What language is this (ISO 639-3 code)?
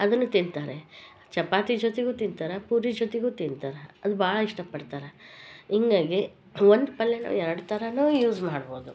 kan